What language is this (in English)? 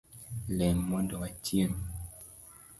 Luo (Kenya and Tanzania)